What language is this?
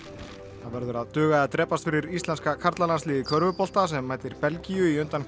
Icelandic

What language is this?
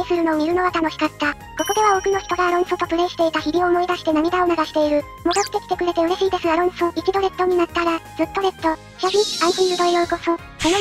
Japanese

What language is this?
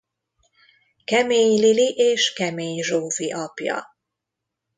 Hungarian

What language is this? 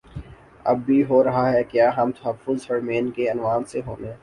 Urdu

